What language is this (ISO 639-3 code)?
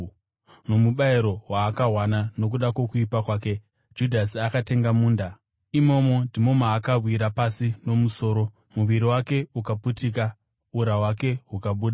sna